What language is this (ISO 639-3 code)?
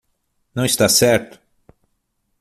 por